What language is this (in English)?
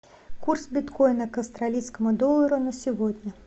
Russian